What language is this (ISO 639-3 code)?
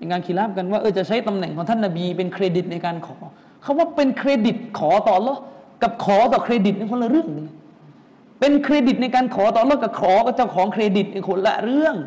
tha